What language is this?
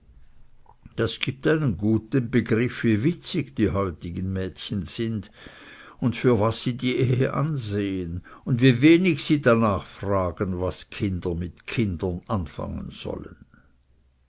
German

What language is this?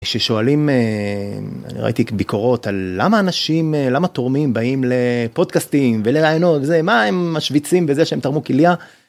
Hebrew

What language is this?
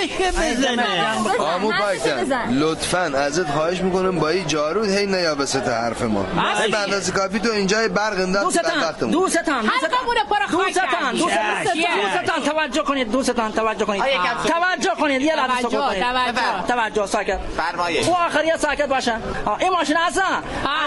Persian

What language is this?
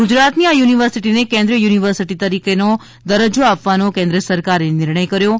Gujarati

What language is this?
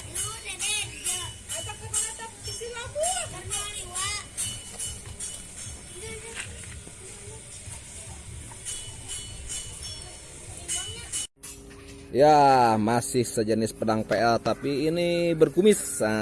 Indonesian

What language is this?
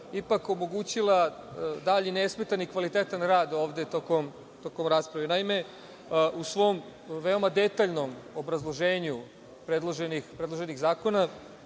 Serbian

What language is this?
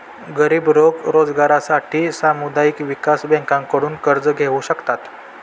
Marathi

